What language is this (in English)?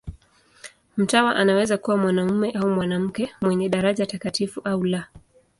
Swahili